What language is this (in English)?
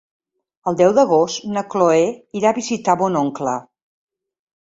Catalan